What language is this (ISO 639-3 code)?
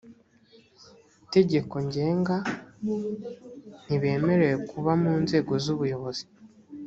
kin